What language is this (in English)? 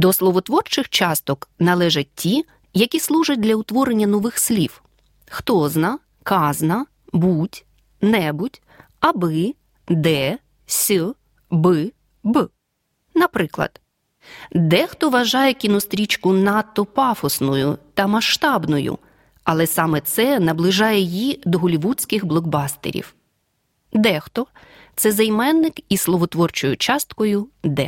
Ukrainian